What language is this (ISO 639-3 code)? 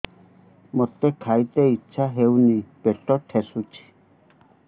ori